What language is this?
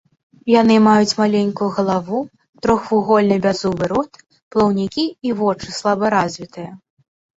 Belarusian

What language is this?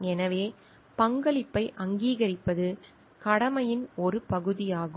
Tamil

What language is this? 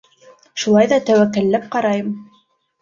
Bashkir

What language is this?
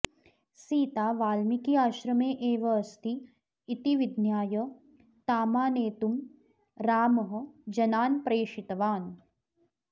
Sanskrit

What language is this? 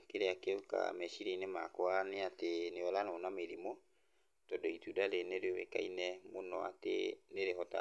Kikuyu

